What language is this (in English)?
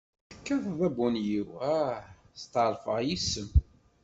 Kabyle